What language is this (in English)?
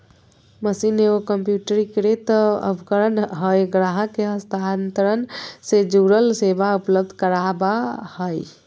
Magahi